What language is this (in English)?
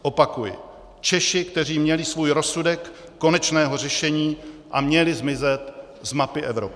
Czech